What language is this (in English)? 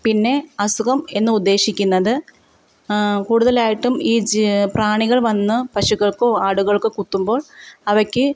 Malayalam